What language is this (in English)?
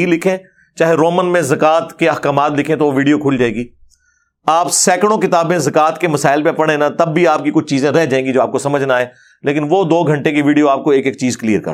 Urdu